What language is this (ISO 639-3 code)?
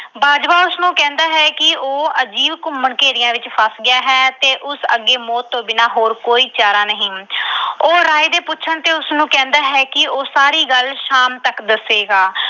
pan